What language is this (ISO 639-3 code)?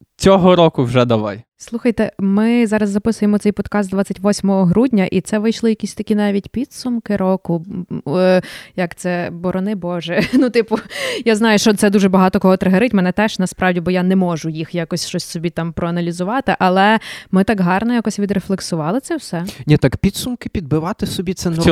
ukr